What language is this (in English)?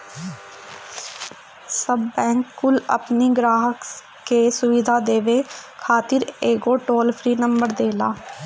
Bhojpuri